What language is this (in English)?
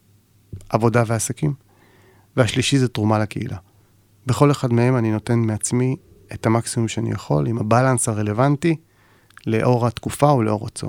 Hebrew